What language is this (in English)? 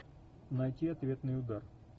Russian